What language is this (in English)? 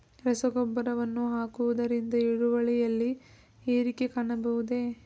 Kannada